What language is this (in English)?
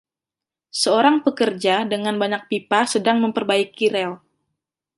Indonesian